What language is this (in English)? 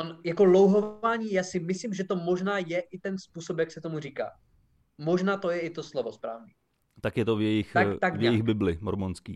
Czech